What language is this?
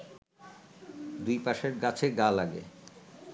Bangla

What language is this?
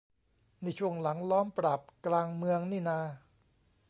Thai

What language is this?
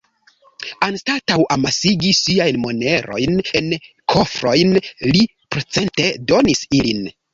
Esperanto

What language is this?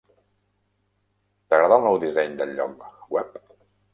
Catalan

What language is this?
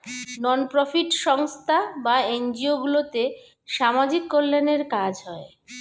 Bangla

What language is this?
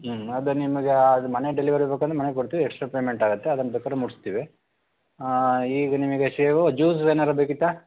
Kannada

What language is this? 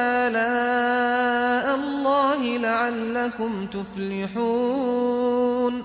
Arabic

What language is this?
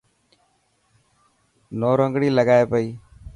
Dhatki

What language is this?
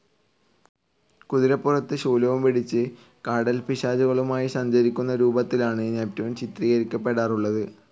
Malayalam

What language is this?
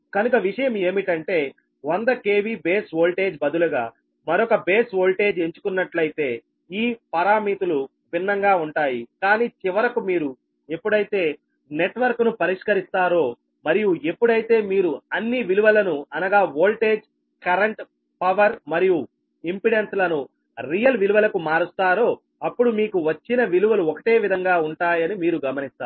Telugu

